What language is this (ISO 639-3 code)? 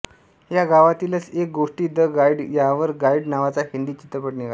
mar